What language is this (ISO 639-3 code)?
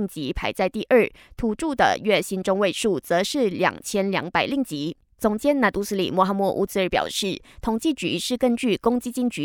zho